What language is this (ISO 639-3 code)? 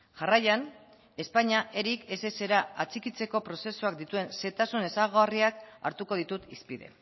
eus